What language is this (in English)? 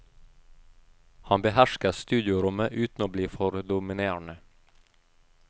Norwegian